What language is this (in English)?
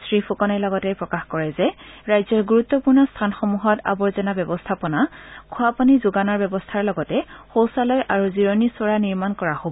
Assamese